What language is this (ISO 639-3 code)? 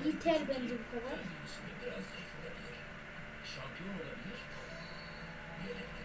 tur